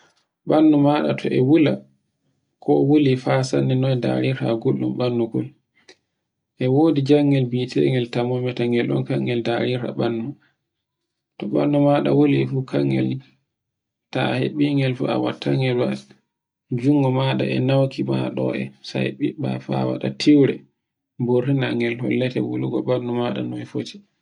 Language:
Borgu Fulfulde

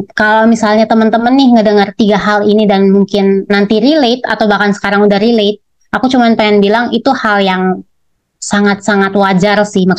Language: Indonesian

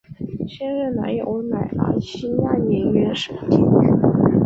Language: Chinese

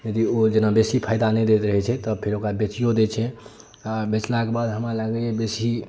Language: Maithili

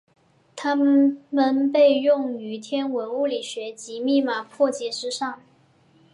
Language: Chinese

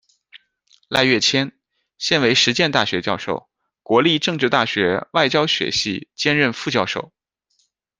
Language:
Chinese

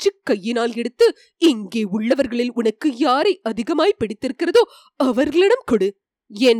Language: Tamil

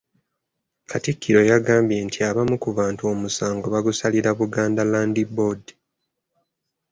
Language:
Ganda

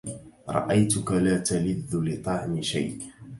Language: Arabic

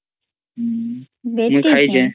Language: Odia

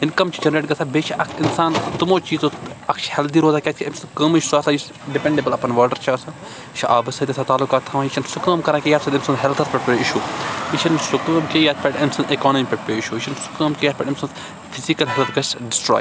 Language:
Kashmiri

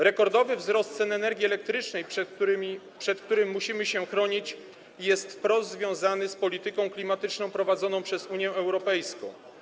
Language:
Polish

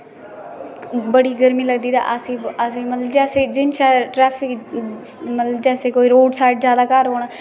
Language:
Dogri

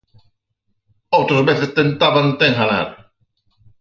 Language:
Galician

